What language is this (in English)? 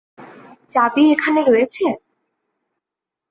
Bangla